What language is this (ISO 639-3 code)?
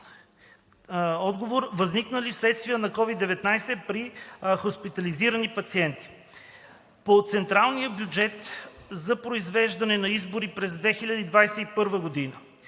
bul